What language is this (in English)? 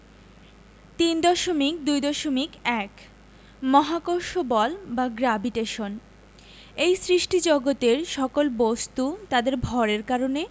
Bangla